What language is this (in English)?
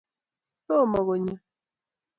Kalenjin